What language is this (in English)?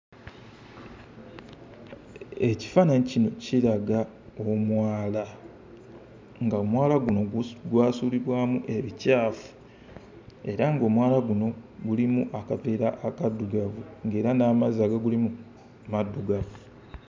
Ganda